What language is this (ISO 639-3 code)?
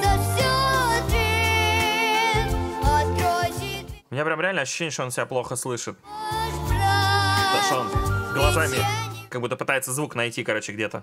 rus